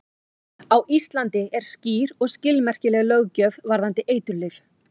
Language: Icelandic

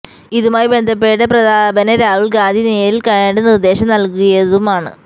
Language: Malayalam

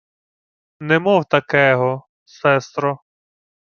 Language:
Ukrainian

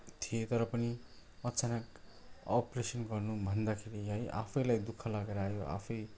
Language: Nepali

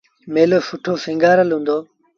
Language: Sindhi Bhil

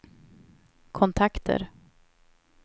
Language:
Swedish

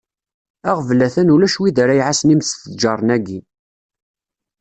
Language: Kabyle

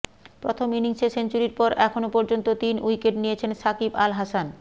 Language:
Bangla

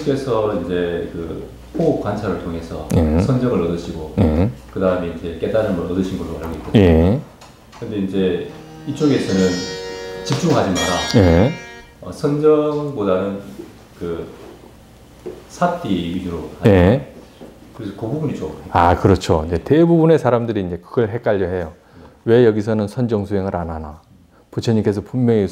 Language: Korean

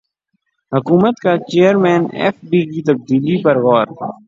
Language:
Urdu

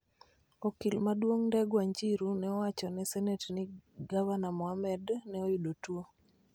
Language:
Luo (Kenya and Tanzania)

